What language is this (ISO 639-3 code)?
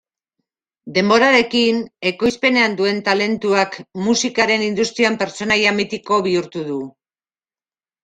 eus